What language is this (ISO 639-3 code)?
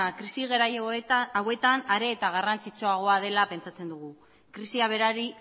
eus